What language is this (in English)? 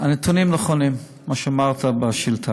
Hebrew